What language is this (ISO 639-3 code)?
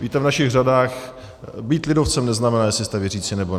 ces